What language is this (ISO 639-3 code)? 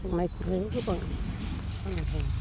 brx